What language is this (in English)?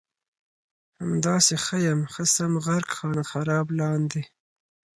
Pashto